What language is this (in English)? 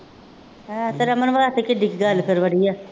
Punjabi